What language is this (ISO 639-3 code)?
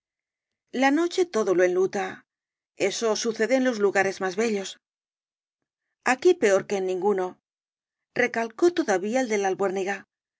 spa